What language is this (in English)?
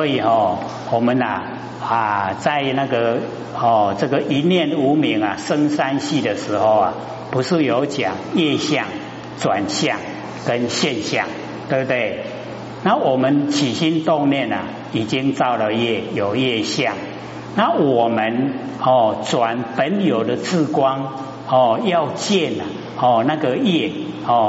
Chinese